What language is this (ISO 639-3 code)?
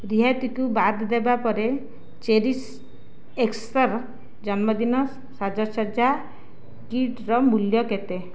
ori